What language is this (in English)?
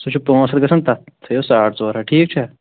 Kashmiri